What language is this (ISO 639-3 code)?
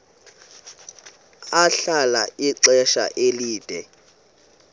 xho